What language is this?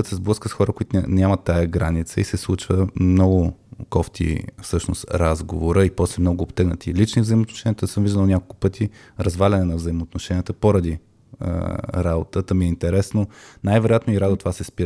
Bulgarian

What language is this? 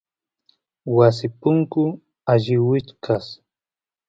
Santiago del Estero Quichua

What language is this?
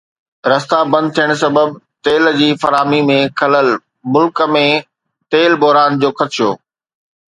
Sindhi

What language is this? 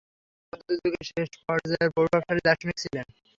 Bangla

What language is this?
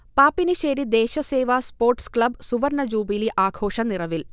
Malayalam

